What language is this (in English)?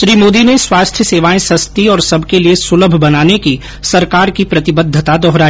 Hindi